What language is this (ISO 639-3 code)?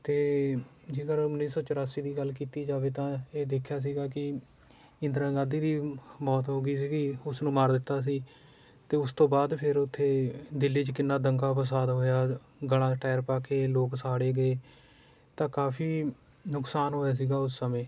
pan